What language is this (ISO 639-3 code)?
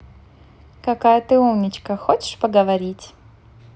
rus